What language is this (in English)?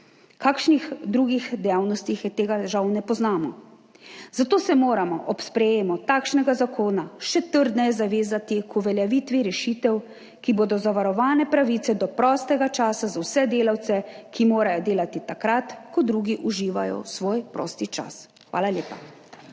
Slovenian